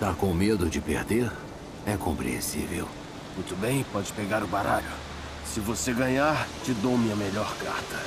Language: Portuguese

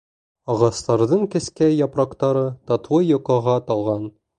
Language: Bashkir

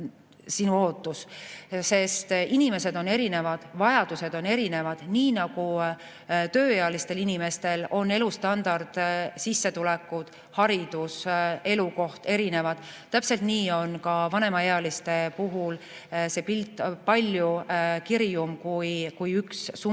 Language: Estonian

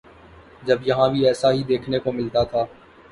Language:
Urdu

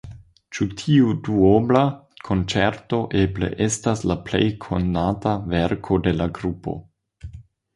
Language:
Esperanto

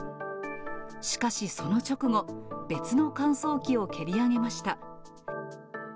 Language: Japanese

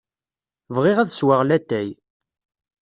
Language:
Kabyle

